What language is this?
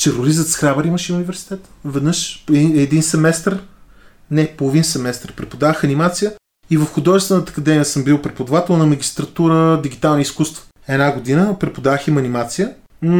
Bulgarian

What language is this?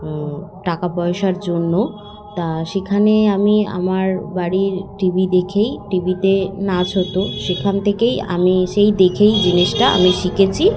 Bangla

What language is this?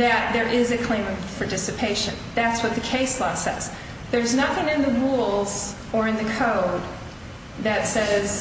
English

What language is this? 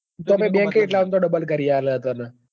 Gujarati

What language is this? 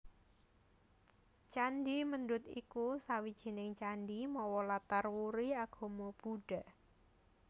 Javanese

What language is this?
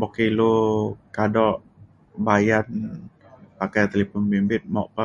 Mainstream Kenyah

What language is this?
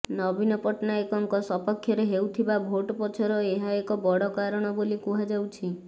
Odia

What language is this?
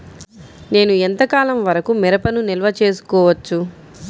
Telugu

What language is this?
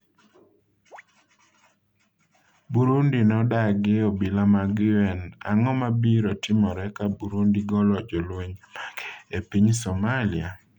Luo (Kenya and Tanzania)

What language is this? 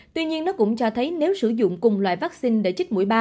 Vietnamese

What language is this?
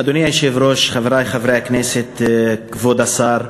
Hebrew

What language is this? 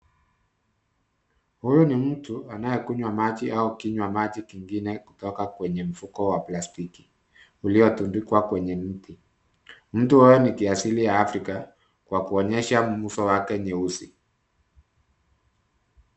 Swahili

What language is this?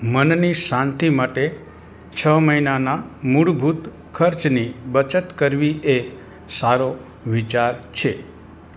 Gujarati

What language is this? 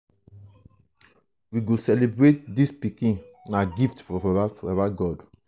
Nigerian Pidgin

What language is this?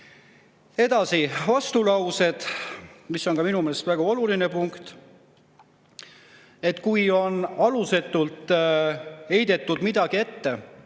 Estonian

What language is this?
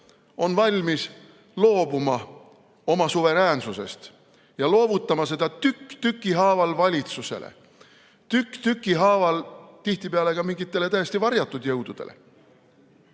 Estonian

